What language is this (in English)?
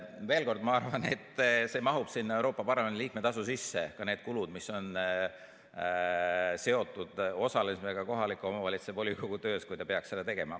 Estonian